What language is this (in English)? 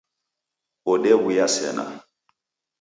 Taita